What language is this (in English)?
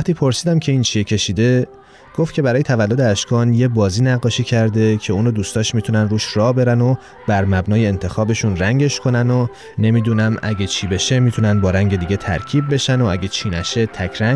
Persian